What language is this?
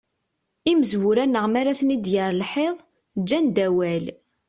Kabyle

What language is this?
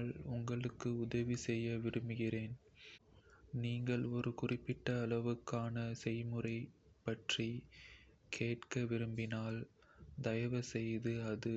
Kota (India)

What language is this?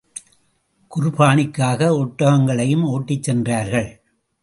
Tamil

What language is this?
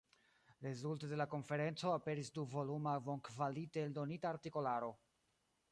Esperanto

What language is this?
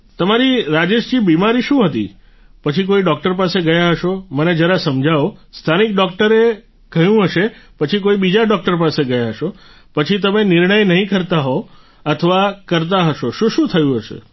Gujarati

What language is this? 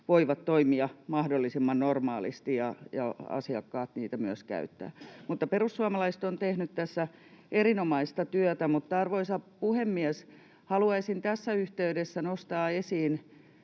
Finnish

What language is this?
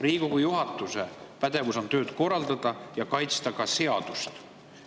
Estonian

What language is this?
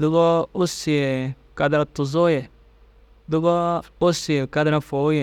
Dazaga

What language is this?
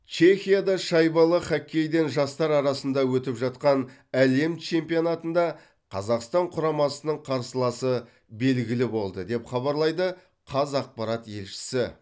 Kazakh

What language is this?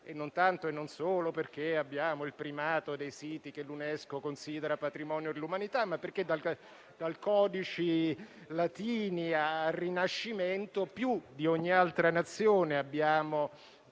Italian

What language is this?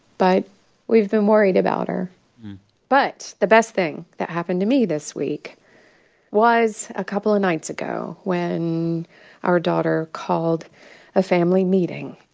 English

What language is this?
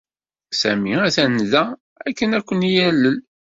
Kabyle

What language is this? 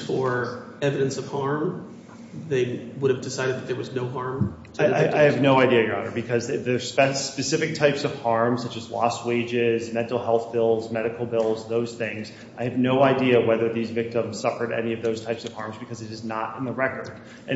English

